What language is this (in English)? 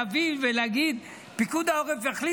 Hebrew